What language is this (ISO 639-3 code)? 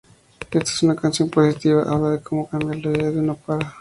spa